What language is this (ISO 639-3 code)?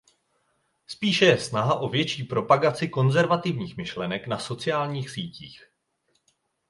ces